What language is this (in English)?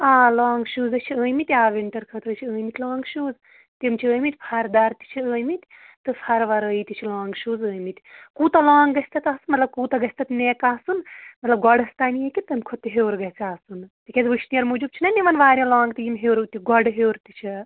Kashmiri